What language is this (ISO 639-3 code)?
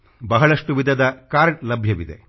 kan